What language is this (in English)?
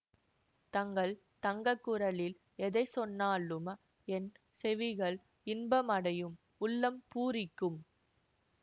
Tamil